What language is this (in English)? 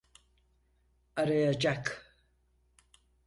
Turkish